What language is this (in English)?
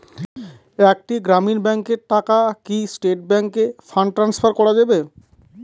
Bangla